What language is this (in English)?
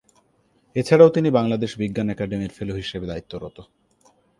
Bangla